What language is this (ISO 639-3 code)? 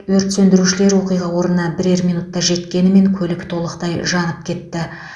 kaz